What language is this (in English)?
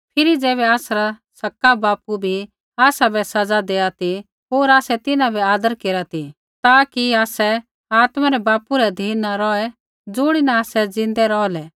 Kullu Pahari